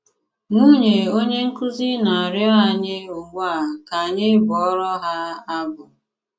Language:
Igbo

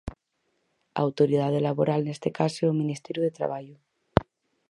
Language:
Galician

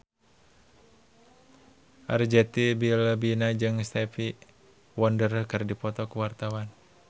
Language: Sundanese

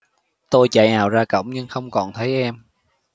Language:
Vietnamese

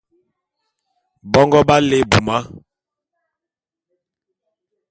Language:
Bulu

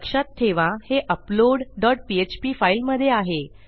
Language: Marathi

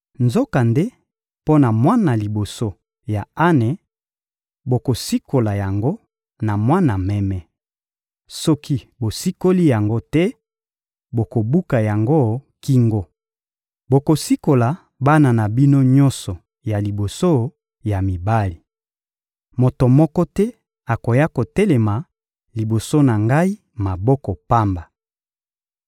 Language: Lingala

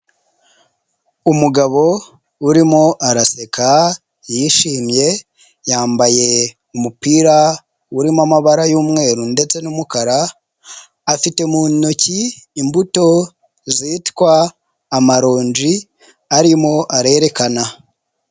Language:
Kinyarwanda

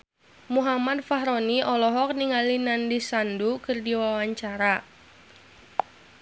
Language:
Sundanese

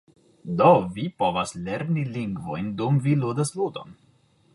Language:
Esperanto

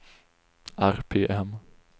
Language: Swedish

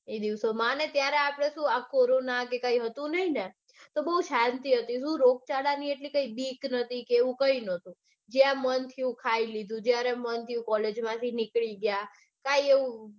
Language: Gujarati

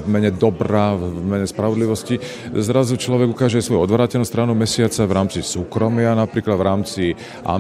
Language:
Slovak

